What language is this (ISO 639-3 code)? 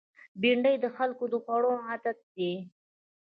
pus